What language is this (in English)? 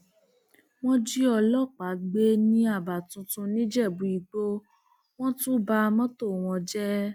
Yoruba